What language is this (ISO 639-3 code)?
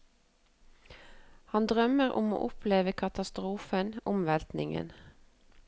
nor